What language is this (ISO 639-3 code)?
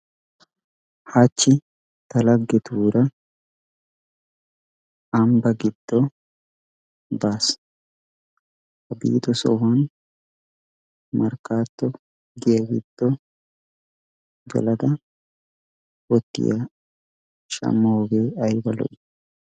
wal